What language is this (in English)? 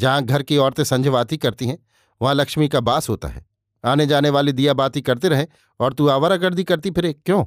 Hindi